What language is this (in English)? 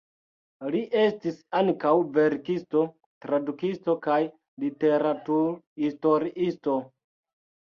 Esperanto